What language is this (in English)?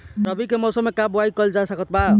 Bhojpuri